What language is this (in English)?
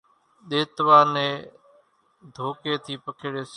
Kachi Koli